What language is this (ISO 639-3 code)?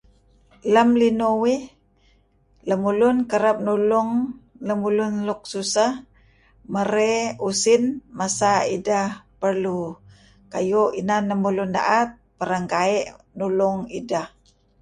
kzi